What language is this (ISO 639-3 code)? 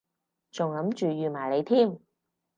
yue